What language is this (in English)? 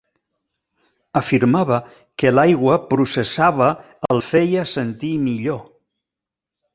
Catalan